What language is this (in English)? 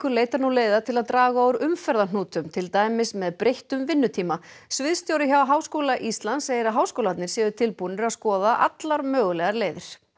Icelandic